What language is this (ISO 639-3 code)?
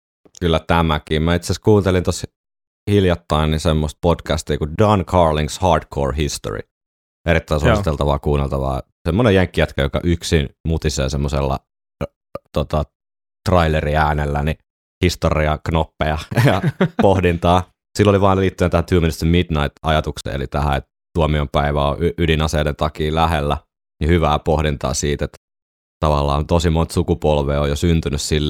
fin